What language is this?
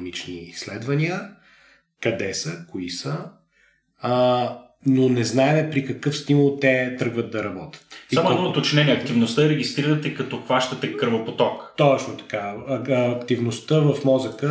Bulgarian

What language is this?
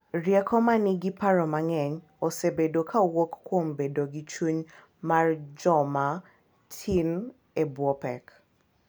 Luo (Kenya and Tanzania)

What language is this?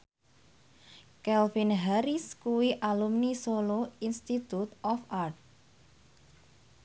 Javanese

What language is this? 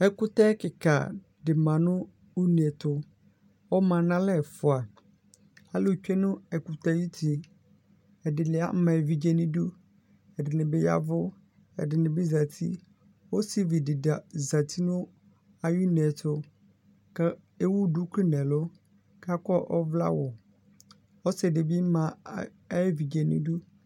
Ikposo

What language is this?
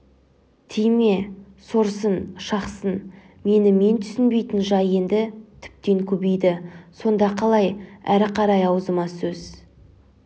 Kazakh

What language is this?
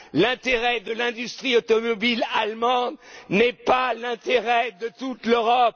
French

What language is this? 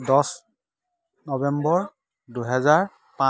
Assamese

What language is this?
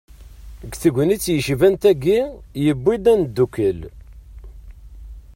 Kabyle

